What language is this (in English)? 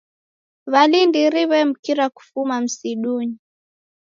Taita